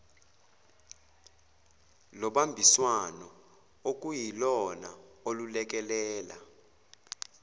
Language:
Zulu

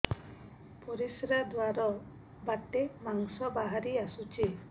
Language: Odia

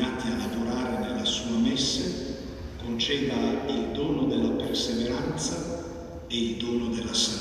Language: Italian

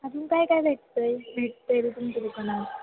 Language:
Marathi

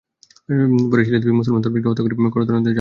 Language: Bangla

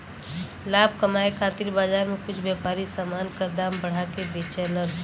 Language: Bhojpuri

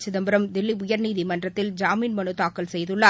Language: Tamil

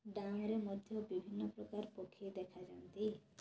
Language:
Odia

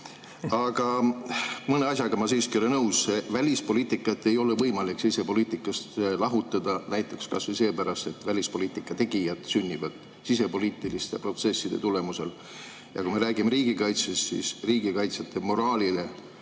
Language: Estonian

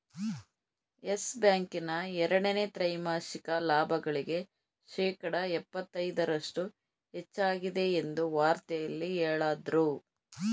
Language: Kannada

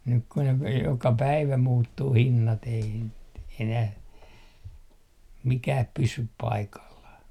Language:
Finnish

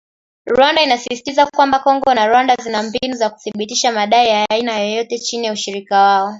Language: Swahili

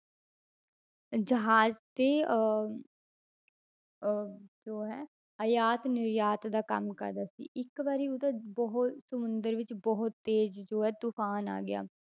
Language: Punjabi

